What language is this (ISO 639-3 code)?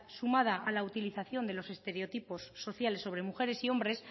spa